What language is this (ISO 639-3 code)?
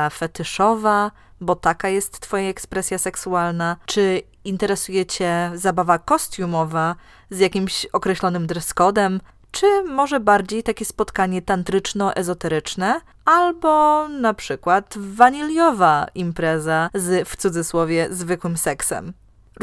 pol